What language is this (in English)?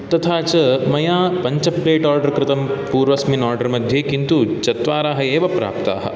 Sanskrit